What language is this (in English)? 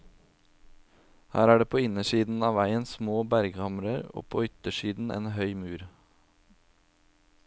Norwegian